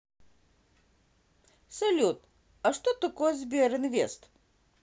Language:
Russian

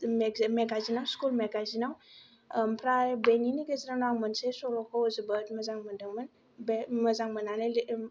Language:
Bodo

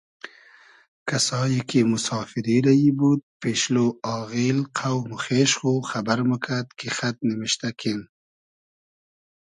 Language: Hazaragi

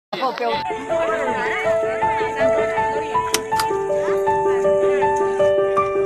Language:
Indonesian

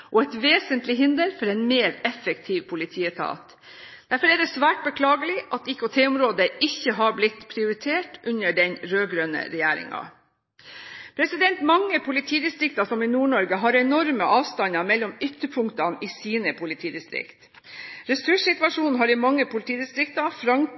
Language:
Norwegian Bokmål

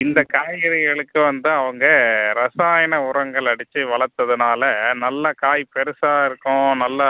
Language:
Tamil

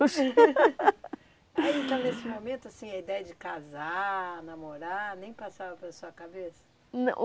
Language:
Portuguese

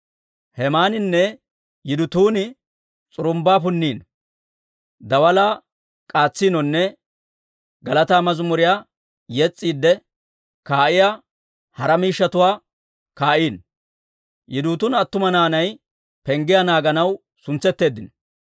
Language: Dawro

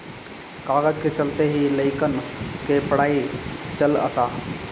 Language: Bhojpuri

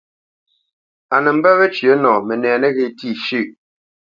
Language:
Bamenyam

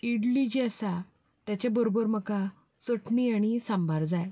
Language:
Konkani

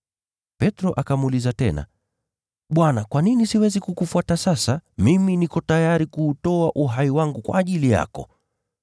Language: Swahili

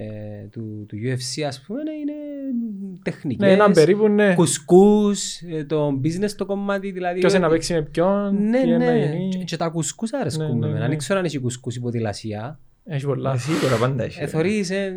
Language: Greek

